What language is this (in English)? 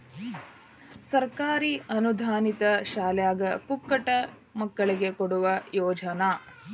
Kannada